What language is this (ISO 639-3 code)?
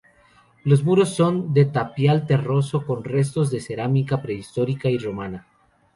spa